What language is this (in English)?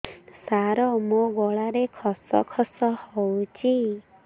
Odia